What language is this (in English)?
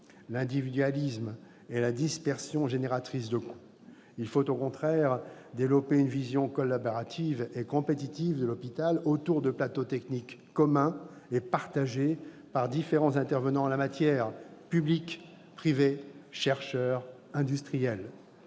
French